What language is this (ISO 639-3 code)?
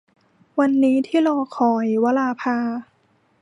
tha